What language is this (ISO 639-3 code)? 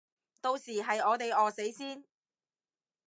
yue